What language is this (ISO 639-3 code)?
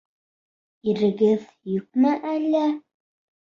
bak